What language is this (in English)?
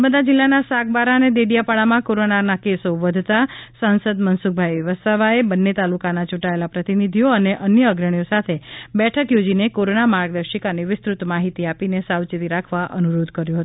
Gujarati